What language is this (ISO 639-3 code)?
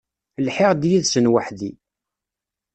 kab